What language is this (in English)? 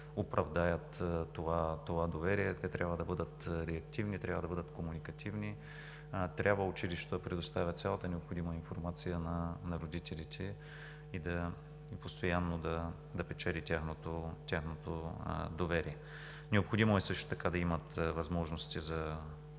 Bulgarian